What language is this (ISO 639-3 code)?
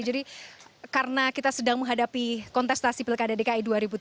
ind